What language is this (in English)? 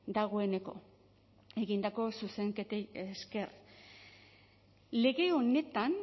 Basque